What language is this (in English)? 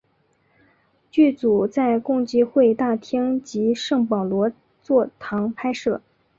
Chinese